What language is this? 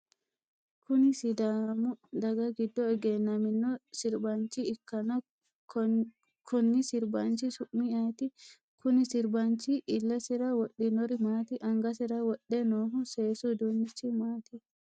Sidamo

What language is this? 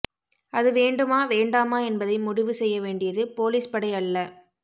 Tamil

